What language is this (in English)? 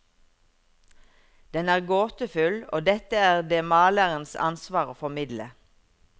Norwegian